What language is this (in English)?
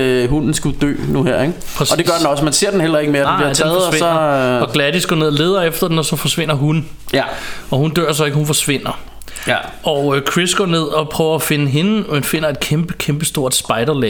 Danish